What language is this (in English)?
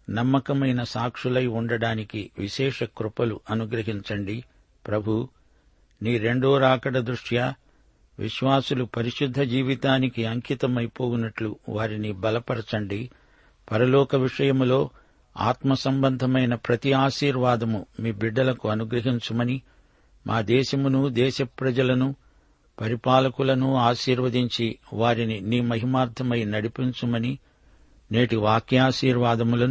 Telugu